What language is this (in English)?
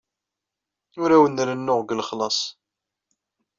Kabyle